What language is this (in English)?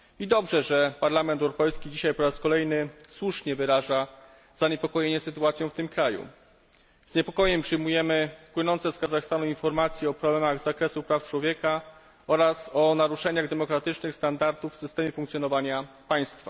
Polish